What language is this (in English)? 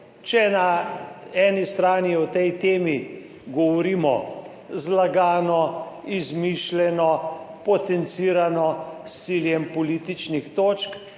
Slovenian